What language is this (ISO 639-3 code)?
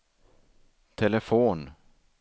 swe